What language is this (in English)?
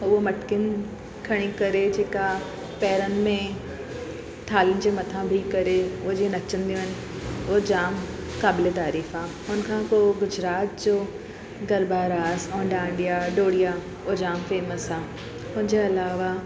Sindhi